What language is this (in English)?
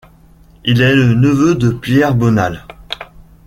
French